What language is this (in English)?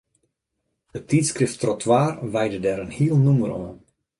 Western Frisian